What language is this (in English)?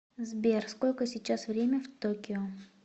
Russian